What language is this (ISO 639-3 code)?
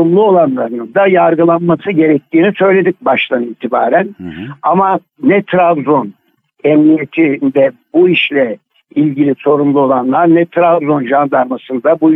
tur